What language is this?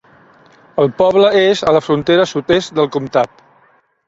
Catalan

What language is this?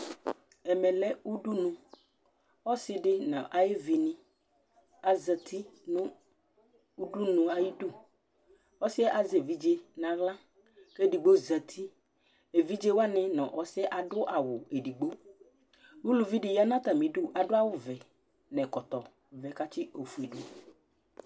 Ikposo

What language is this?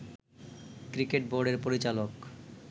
Bangla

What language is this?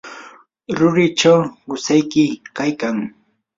Yanahuanca Pasco Quechua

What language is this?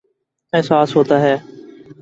Urdu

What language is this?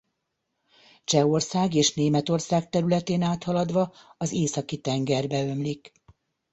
Hungarian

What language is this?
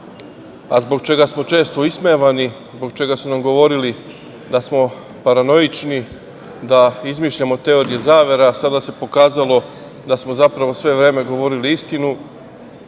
Serbian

